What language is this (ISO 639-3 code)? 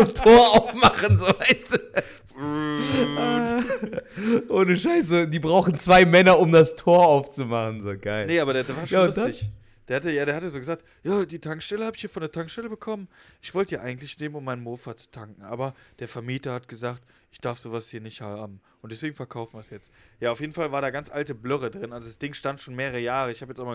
deu